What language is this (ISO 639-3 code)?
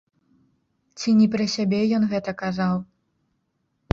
bel